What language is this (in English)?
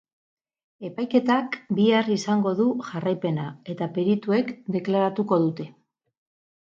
Basque